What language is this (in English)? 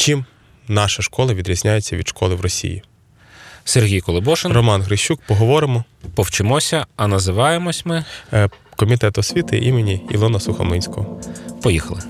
Ukrainian